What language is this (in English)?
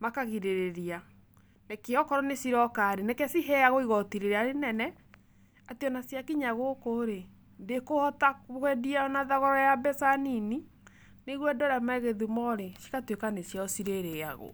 Kikuyu